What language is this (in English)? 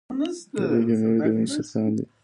Pashto